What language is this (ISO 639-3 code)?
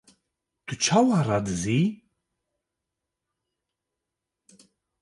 kur